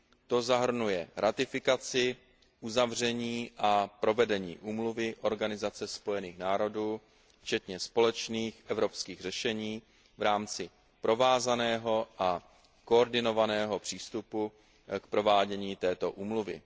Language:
Czech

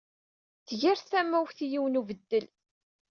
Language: Kabyle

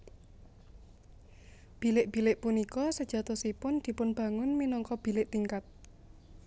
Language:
Javanese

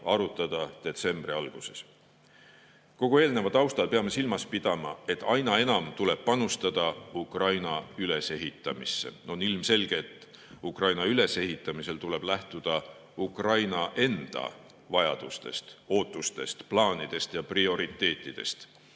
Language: Estonian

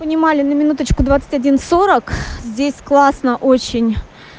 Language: Russian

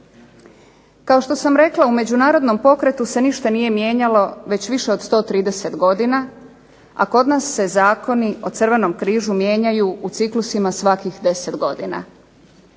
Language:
Croatian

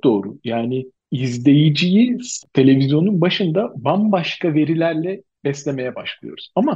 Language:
Turkish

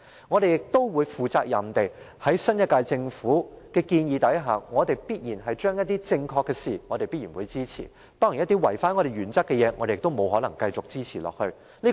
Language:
Cantonese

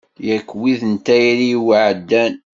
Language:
Kabyle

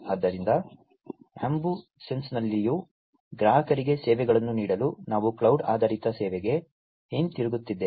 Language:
Kannada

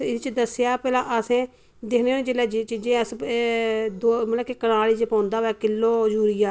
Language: Dogri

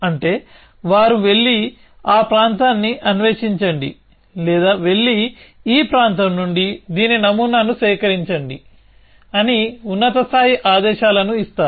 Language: Telugu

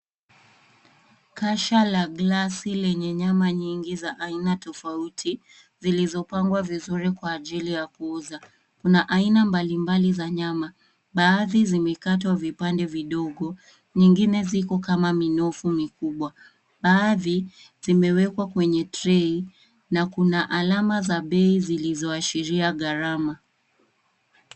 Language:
Swahili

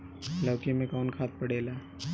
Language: Bhojpuri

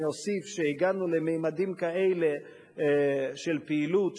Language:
Hebrew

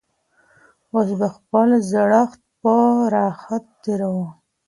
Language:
Pashto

